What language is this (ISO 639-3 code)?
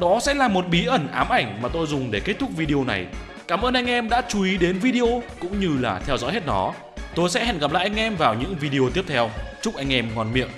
vie